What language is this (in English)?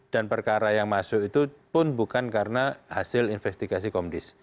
Indonesian